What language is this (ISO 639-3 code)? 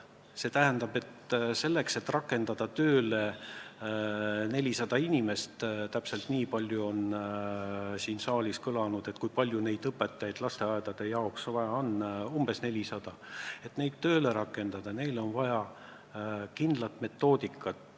est